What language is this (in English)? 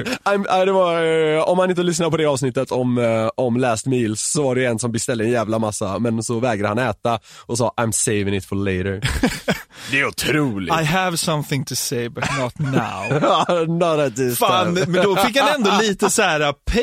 Swedish